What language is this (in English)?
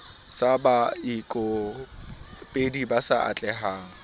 Southern Sotho